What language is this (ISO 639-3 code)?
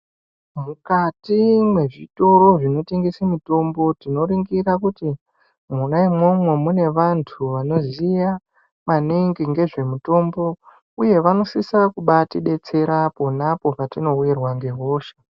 ndc